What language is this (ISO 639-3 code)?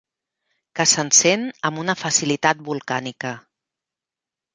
cat